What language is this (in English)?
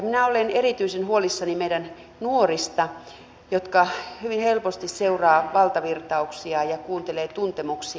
Finnish